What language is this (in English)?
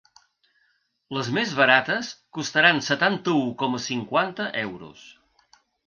Catalan